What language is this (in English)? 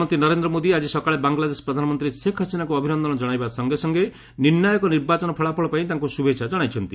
Odia